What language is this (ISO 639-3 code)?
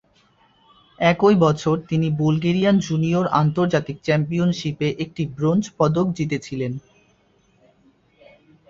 ben